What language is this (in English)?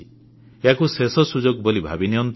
Odia